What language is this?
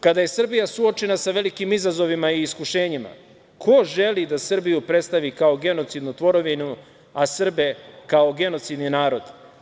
Serbian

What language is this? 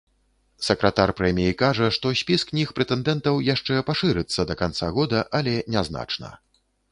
Belarusian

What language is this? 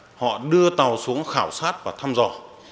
Vietnamese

